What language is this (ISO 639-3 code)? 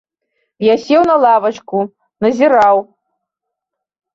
bel